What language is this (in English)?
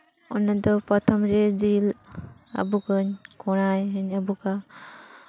Santali